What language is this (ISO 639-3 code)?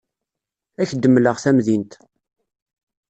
kab